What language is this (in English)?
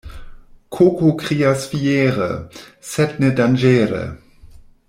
Esperanto